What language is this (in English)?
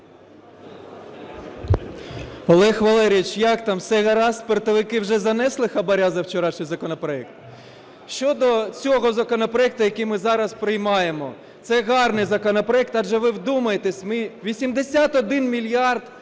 Ukrainian